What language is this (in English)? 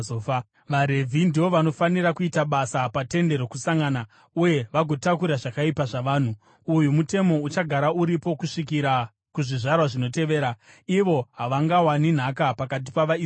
Shona